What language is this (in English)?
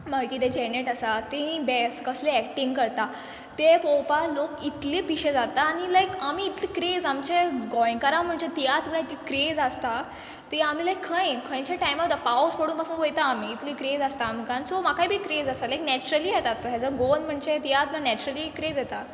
Konkani